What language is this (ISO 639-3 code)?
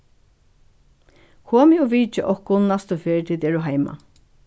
fao